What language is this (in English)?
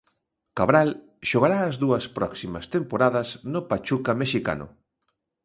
Galician